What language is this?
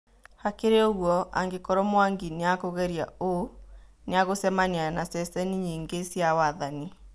Kikuyu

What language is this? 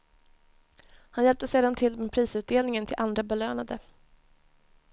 Swedish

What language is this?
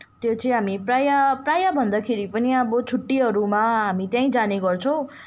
Nepali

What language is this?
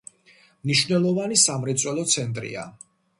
Georgian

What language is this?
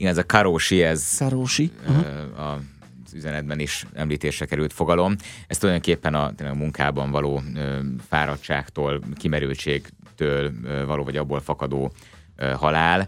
Hungarian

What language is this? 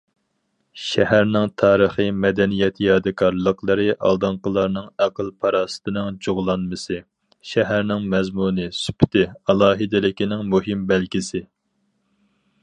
Uyghur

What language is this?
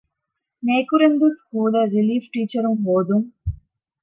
Divehi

